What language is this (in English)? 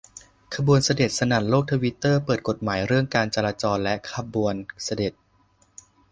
Thai